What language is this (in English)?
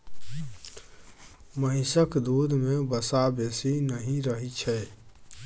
Maithili